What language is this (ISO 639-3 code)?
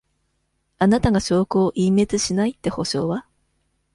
jpn